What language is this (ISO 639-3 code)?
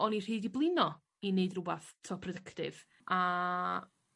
cym